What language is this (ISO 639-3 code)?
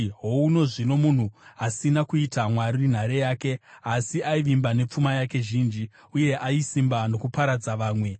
sna